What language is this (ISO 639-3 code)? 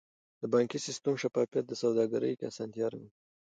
pus